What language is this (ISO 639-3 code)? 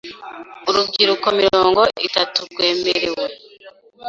kin